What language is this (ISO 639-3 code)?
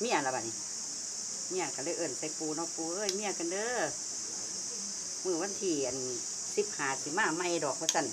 tha